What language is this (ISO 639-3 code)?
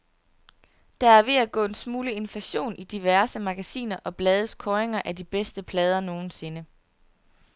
dan